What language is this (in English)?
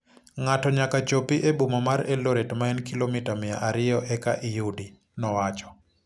Luo (Kenya and Tanzania)